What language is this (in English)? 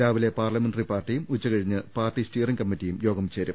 Malayalam